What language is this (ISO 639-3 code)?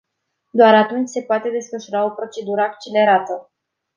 ron